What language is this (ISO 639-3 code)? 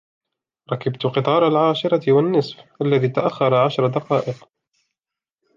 ara